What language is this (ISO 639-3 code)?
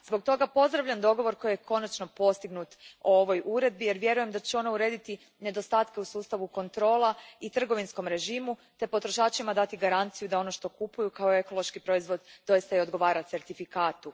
hrv